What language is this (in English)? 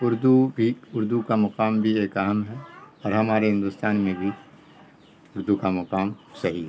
Urdu